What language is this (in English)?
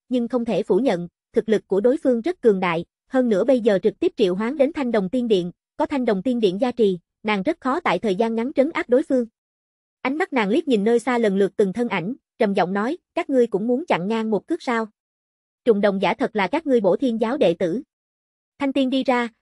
Vietnamese